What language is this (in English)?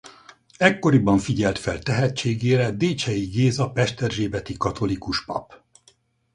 Hungarian